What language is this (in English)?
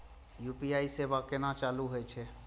Maithili